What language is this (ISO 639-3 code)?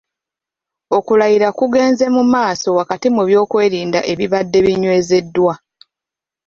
lug